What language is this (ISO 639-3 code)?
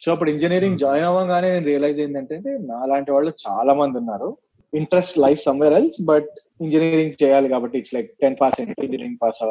tel